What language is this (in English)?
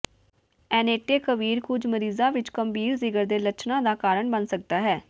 Punjabi